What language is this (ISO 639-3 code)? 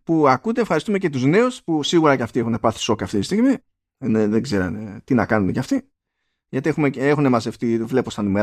ell